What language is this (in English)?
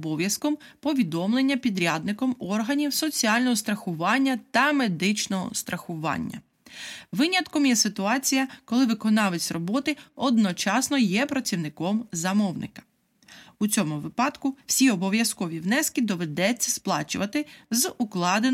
Ukrainian